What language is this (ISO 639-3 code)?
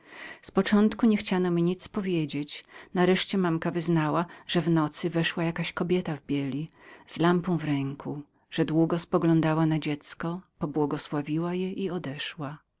pol